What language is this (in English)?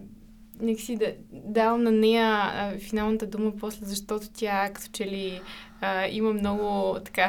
Bulgarian